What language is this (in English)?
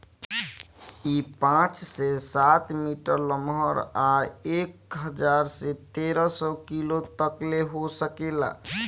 Bhojpuri